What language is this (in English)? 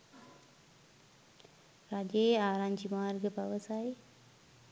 Sinhala